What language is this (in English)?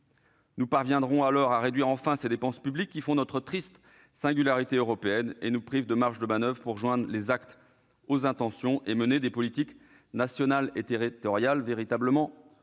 French